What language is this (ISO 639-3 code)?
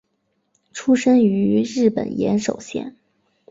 zho